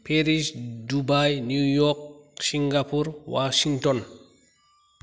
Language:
Bodo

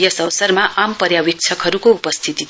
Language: Nepali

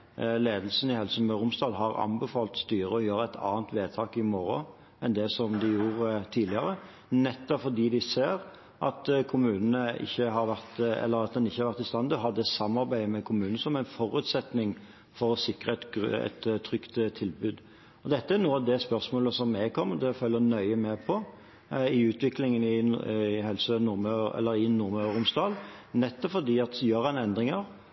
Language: Norwegian Bokmål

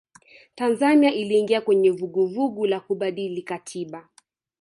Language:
Swahili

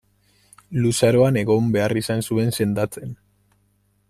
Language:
Basque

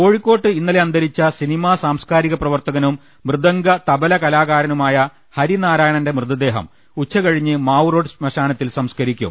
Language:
Malayalam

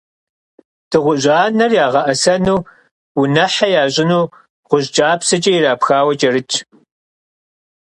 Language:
Kabardian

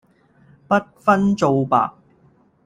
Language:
Cantonese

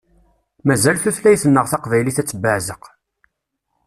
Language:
Kabyle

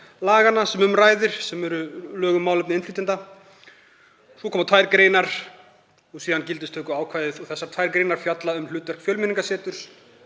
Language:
Icelandic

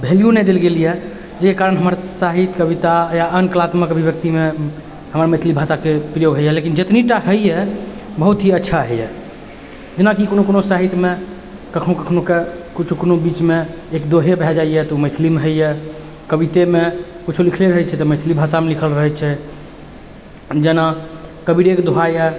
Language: Maithili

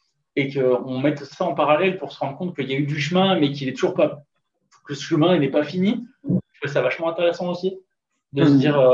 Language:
French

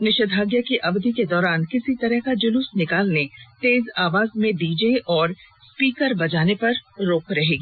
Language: Hindi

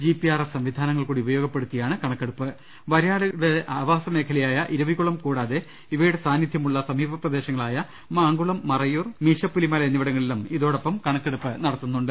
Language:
Malayalam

